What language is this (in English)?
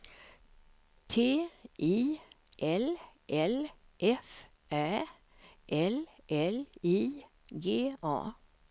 Swedish